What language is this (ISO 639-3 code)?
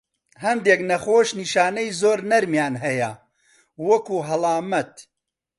ckb